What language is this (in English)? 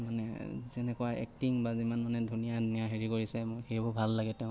Assamese